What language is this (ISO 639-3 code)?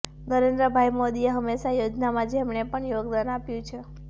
guj